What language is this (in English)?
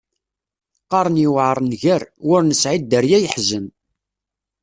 Kabyle